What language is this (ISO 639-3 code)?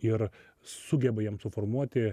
lit